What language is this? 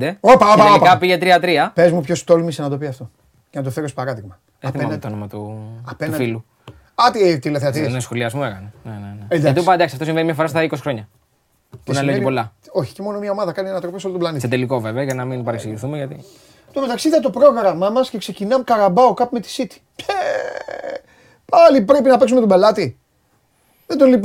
Greek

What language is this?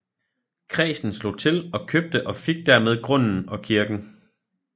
Danish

